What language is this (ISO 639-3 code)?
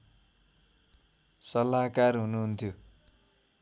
nep